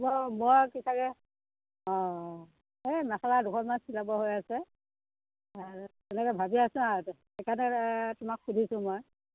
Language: Assamese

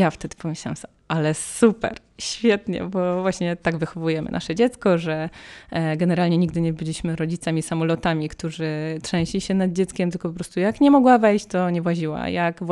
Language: Polish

